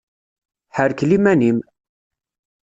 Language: Kabyle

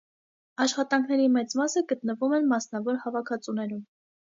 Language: Armenian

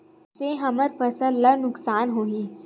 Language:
Chhattisgarhi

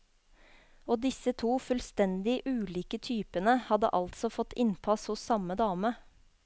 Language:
Norwegian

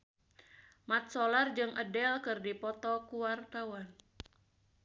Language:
Sundanese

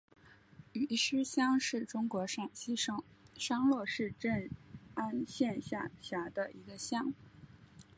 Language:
Chinese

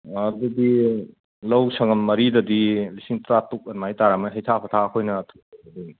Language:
Manipuri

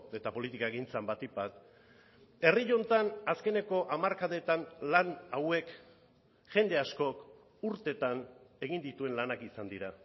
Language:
Basque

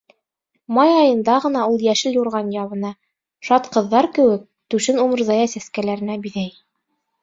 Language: Bashkir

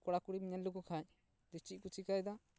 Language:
Santali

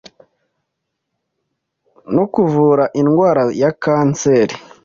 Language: Kinyarwanda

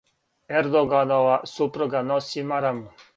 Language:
Serbian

